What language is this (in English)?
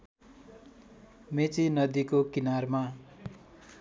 Nepali